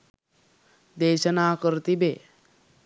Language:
Sinhala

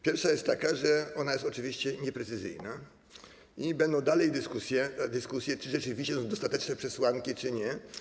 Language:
Polish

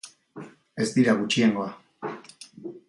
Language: Basque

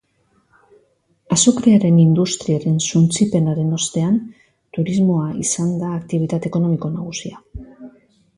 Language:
Basque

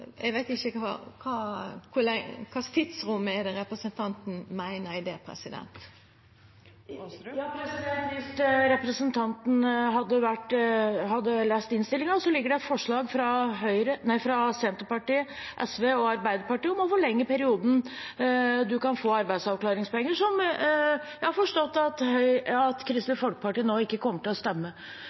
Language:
Norwegian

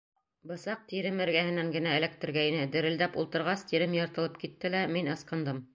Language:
Bashkir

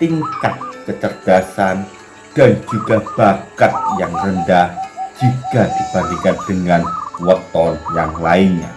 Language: Indonesian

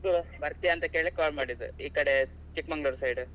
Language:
Kannada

